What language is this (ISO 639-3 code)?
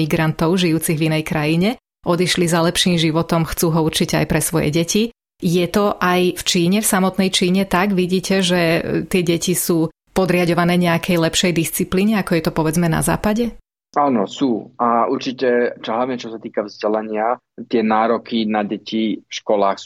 slk